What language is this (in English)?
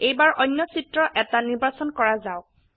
Assamese